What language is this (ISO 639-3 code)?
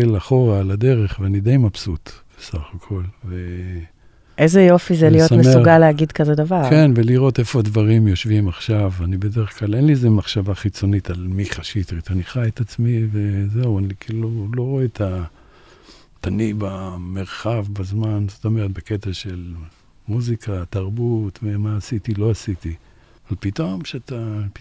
heb